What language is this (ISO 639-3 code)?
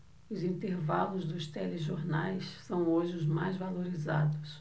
por